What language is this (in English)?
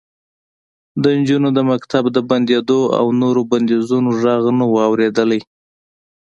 Pashto